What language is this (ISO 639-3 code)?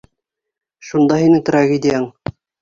bak